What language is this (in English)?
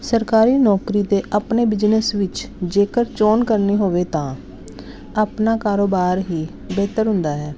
Punjabi